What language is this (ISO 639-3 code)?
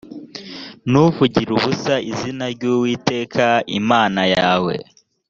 kin